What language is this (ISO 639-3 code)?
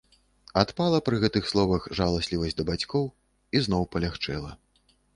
bel